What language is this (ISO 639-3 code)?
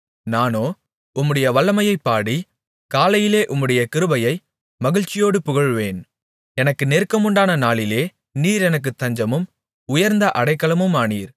tam